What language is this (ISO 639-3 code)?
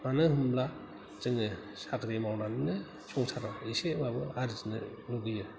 brx